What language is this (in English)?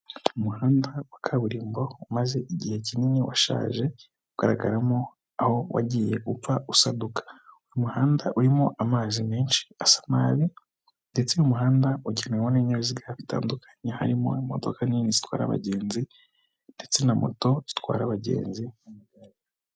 Kinyarwanda